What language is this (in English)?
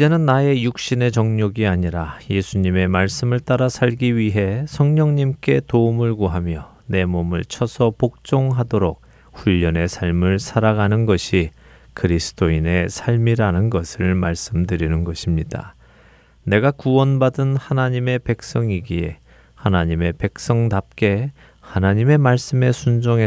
Korean